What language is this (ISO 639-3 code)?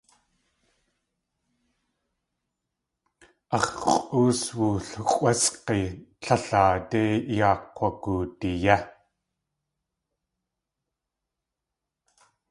tli